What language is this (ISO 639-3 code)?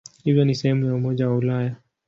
swa